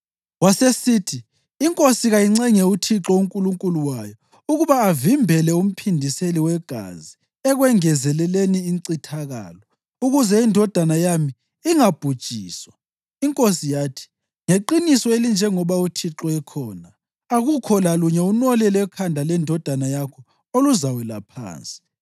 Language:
North Ndebele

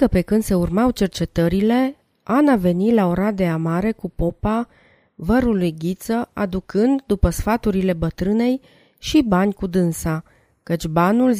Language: Romanian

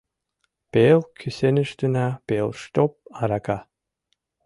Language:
Mari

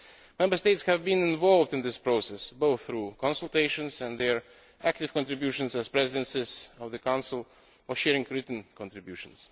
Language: English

